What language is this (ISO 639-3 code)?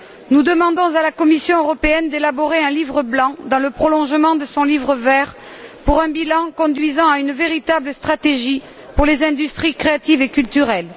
fra